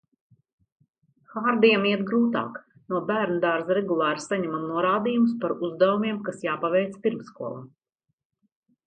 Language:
Latvian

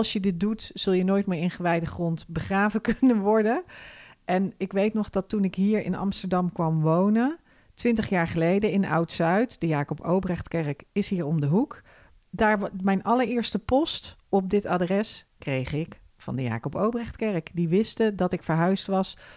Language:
Dutch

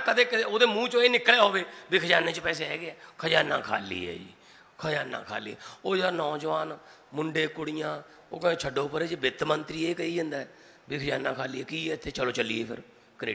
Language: Hindi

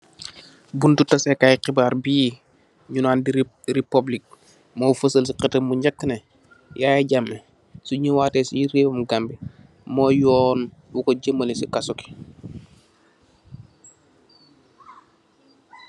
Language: Wolof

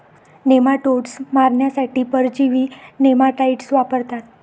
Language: Marathi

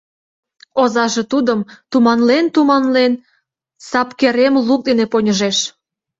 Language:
Mari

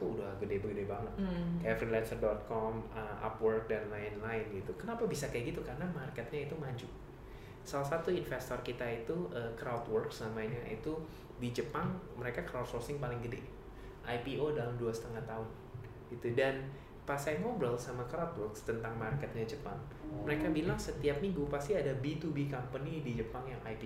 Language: Indonesian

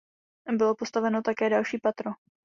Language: Czech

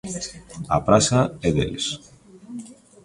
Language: Galician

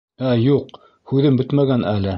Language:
Bashkir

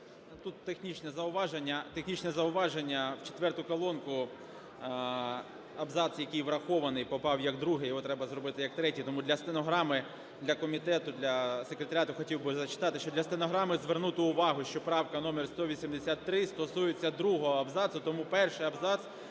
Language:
Ukrainian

